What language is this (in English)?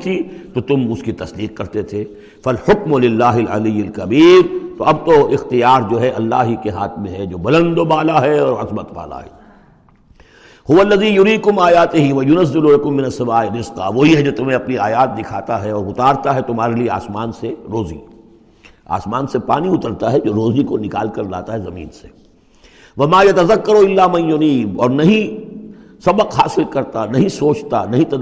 Urdu